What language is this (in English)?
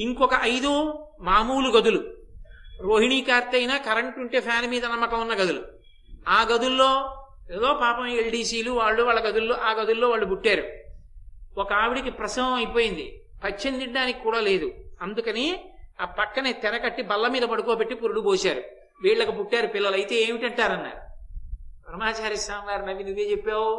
Telugu